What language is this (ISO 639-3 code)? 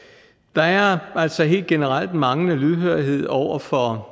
dan